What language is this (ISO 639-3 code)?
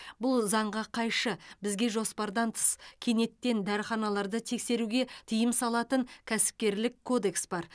kaz